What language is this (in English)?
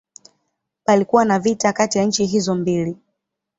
Swahili